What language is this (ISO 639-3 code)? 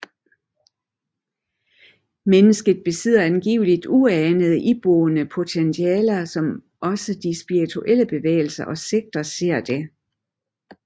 dan